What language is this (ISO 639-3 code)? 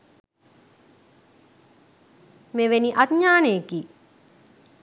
sin